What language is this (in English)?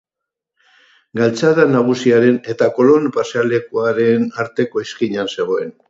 Basque